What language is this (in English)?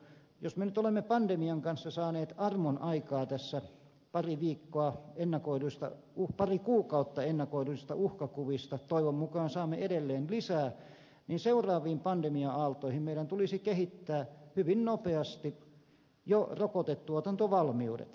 Finnish